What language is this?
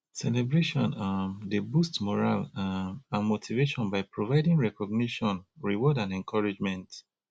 Nigerian Pidgin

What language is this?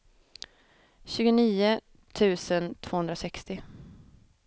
Swedish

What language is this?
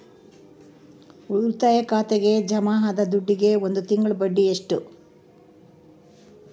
Kannada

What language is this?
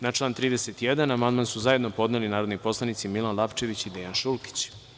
Serbian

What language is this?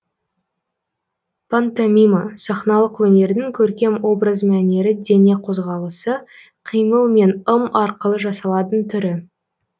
Kazakh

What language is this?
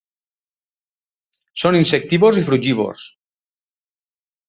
Catalan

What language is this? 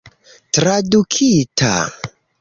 Esperanto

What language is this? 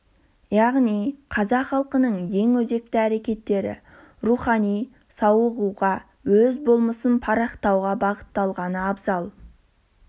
Kazakh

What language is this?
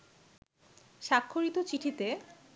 Bangla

